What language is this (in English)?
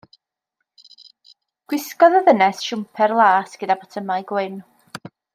Welsh